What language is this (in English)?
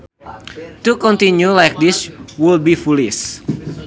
Sundanese